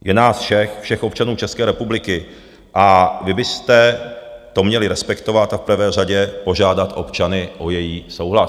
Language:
Czech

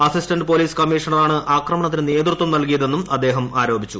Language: Malayalam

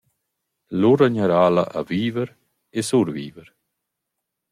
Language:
Romansh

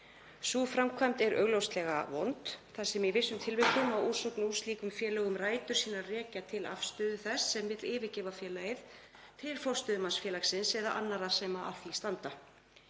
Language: Icelandic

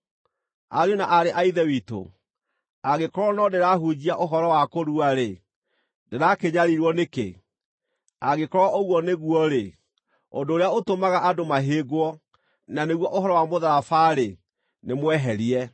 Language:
Kikuyu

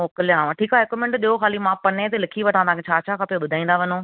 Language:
Sindhi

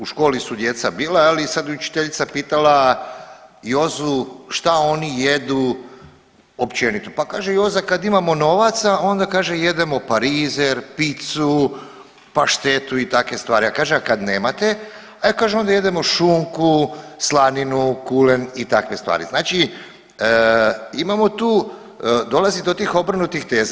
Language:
Croatian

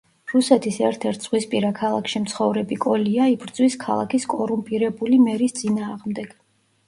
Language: Georgian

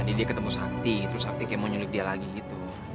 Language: Indonesian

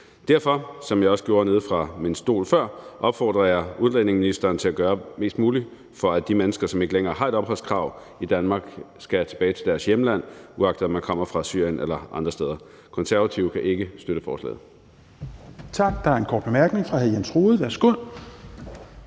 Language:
Danish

